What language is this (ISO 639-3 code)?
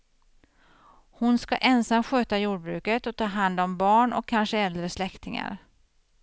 swe